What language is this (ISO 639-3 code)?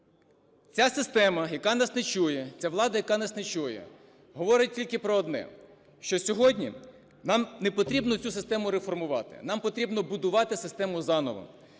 ukr